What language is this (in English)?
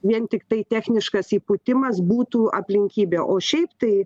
Lithuanian